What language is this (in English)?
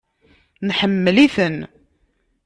Kabyle